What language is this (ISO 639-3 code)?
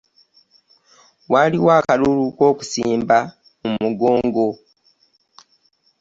lug